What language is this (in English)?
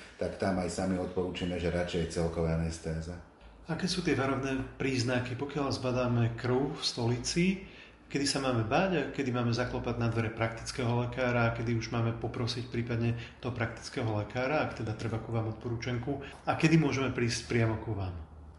Slovak